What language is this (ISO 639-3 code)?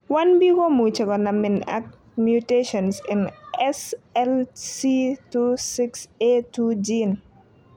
kln